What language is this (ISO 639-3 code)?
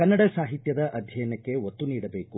kan